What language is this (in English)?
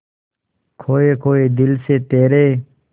Hindi